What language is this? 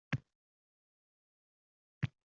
Uzbek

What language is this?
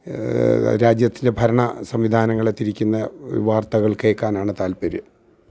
Malayalam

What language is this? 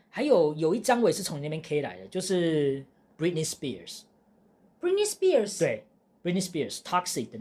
Chinese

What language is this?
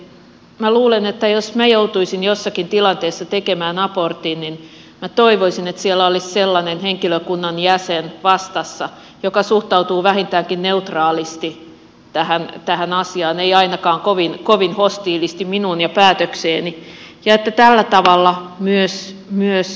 Finnish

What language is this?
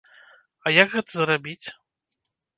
Belarusian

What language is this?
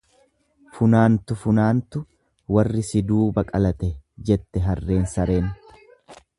Oromo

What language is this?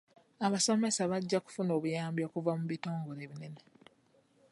Ganda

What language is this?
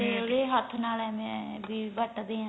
Punjabi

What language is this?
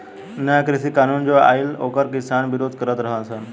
Bhojpuri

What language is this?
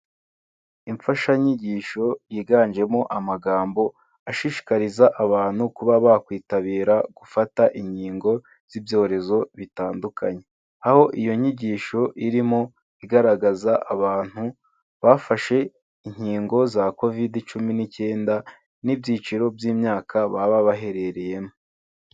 Kinyarwanda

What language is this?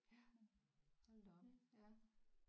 Danish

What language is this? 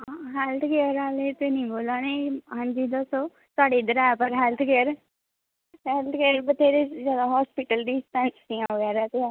Dogri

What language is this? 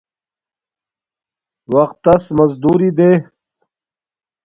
Domaaki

